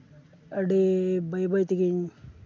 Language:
Santali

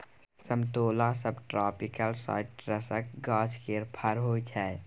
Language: Maithili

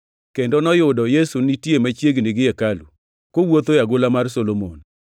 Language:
Luo (Kenya and Tanzania)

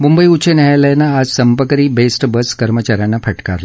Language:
Marathi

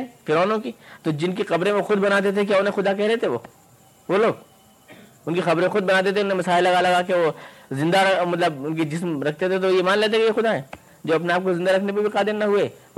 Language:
Urdu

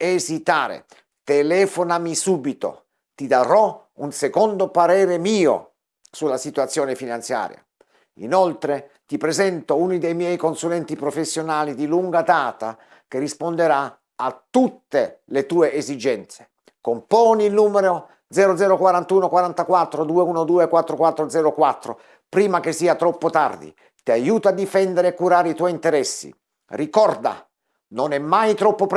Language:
Italian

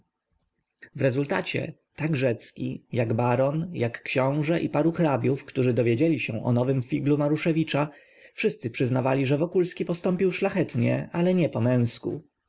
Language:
Polish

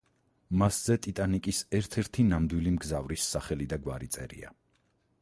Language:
Georgian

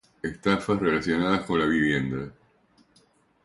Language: Spanish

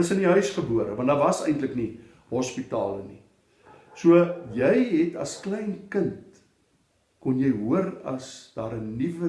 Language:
Dutch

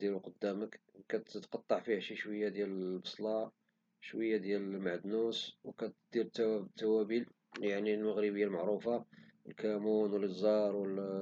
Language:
Moroccan Arabic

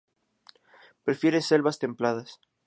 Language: Spanish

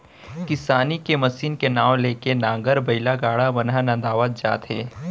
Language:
Chhattisgarhi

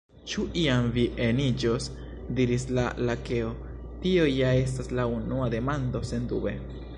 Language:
Esperanto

